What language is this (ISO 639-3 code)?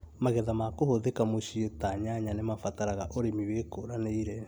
kik